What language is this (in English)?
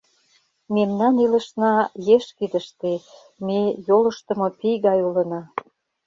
Mari